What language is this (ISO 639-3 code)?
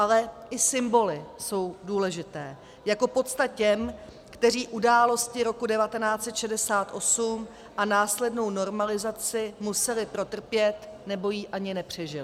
ces